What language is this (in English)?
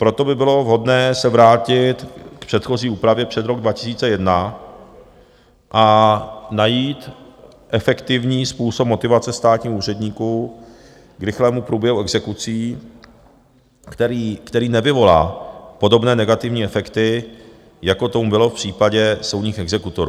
Czech